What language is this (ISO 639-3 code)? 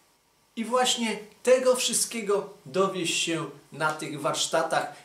pol